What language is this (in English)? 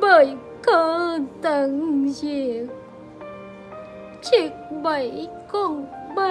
Vietnamese